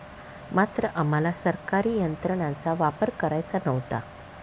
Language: Marathi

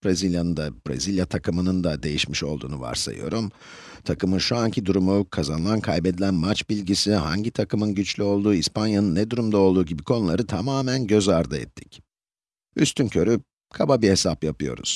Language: Turkish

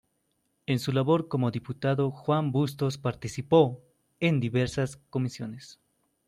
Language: Spanish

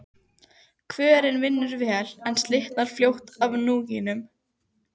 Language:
Icelandic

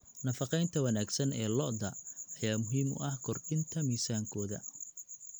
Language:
Somali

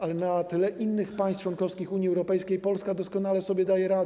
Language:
Polish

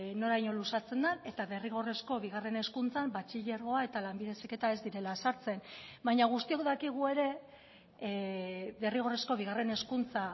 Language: Basque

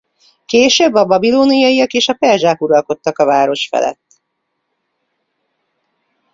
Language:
Hungarian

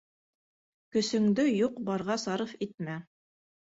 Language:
Bashkir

